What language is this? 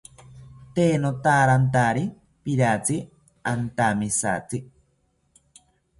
South Ucayali Ashéninka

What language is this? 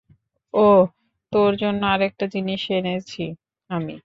Bangla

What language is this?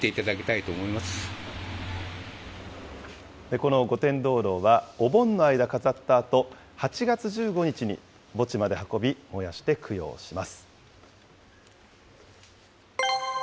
Japanese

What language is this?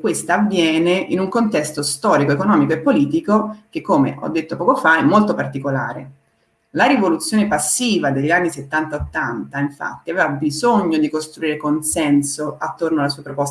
Italian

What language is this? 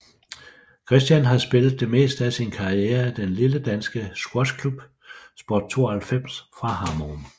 Danish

